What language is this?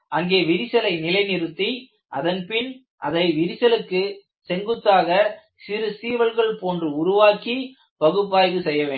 Tamil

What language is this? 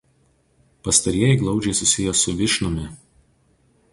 Lithuanian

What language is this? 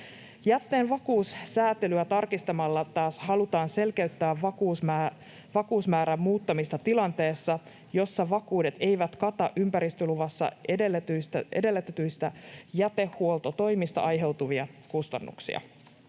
Finnish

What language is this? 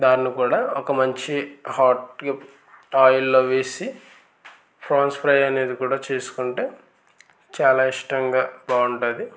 Telugu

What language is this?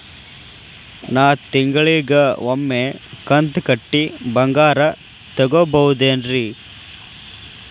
Kannada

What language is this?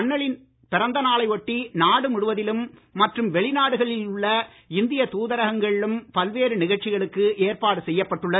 Tamil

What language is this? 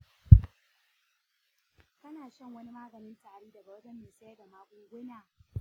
Hausa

